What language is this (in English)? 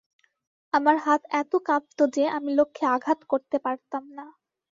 Bangla